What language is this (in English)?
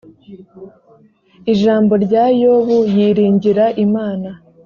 Kinyarwanda